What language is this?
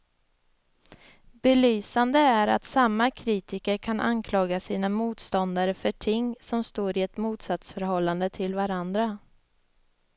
Swedish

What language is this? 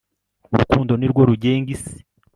Kinyarwanda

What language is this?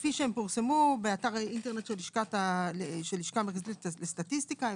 Hebrew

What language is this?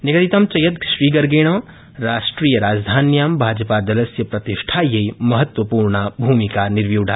Sanskrit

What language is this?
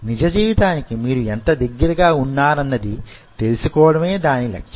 Telugu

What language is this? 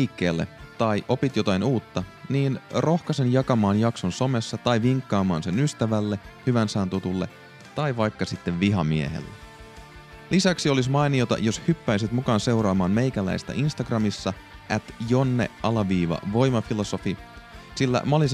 Finnish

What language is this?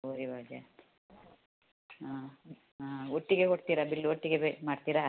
Kannada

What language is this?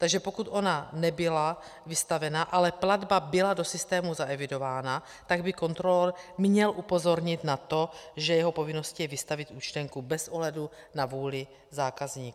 Czech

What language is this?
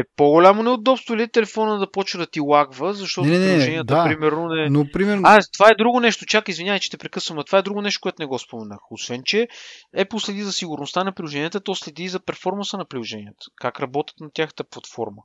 Bulgarian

